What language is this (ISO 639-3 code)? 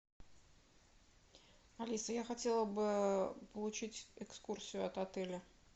rus